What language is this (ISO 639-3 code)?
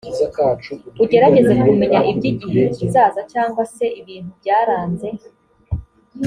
kin